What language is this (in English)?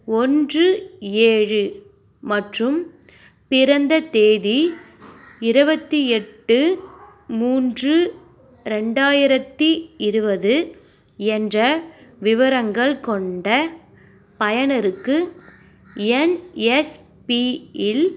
Tamil